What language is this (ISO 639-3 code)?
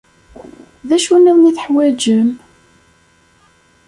kab